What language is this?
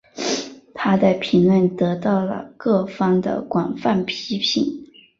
Chinese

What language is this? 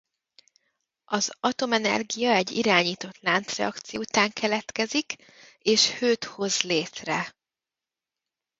Hungarian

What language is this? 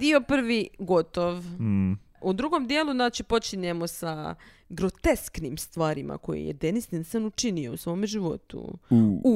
Croatian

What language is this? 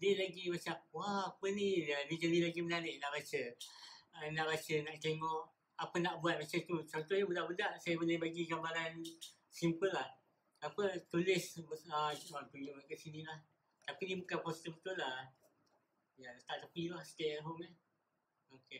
Malay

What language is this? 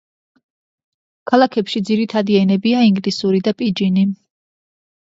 Georgian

